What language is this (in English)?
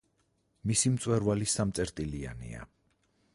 Georgian